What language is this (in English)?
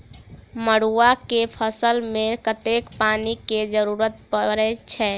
Maithili